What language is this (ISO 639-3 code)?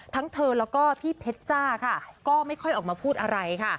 tha